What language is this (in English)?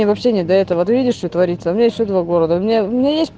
Russian